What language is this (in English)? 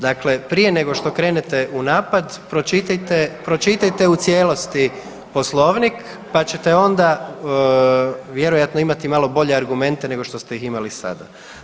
Croatian